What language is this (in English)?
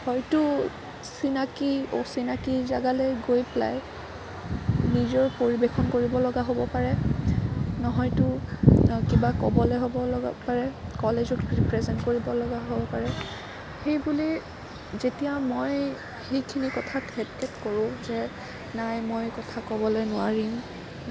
Assamese